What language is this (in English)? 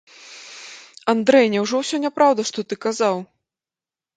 Belarusian